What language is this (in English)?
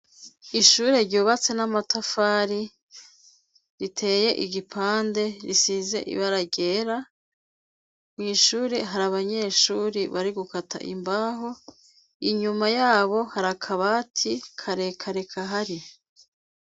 Rundi